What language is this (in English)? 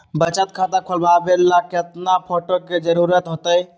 Magahi